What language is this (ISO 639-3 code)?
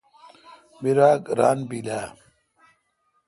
xka